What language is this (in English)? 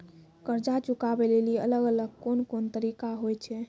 Maithili